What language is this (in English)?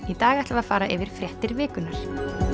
Icelandic